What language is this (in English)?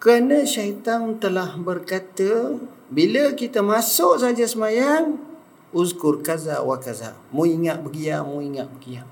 Malay